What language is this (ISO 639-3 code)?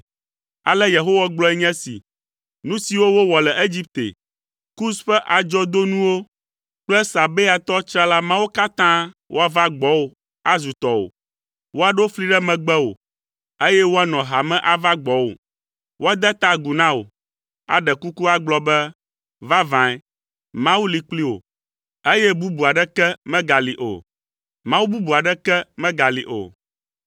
ewe